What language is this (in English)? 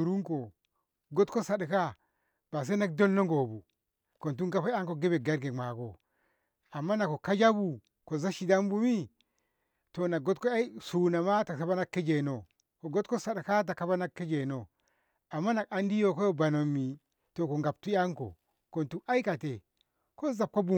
Ngamo